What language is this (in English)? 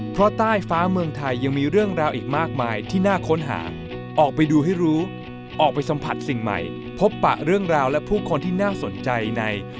Thai